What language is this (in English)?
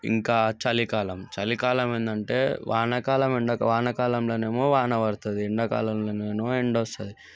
Telugu